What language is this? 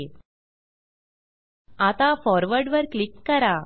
Marathi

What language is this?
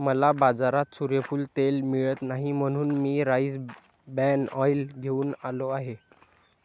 Marathi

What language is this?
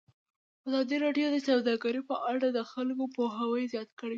Pashto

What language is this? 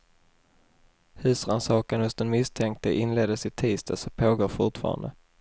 Swedish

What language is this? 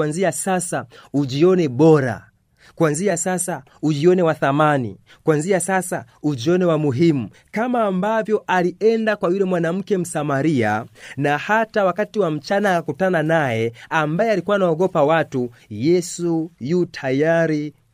Swahili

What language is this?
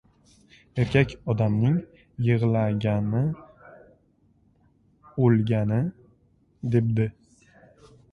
Uzbek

